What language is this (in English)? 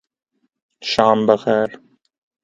Urdu